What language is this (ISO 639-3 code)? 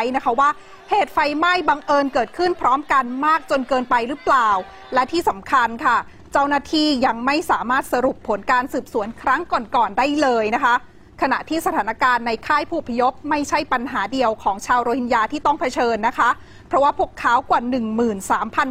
tha